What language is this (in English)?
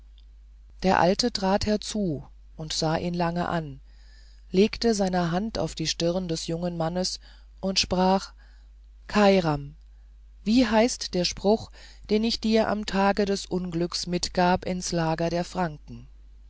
German